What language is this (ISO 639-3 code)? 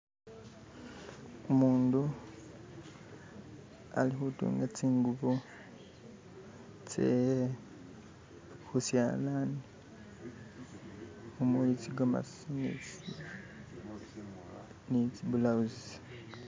myx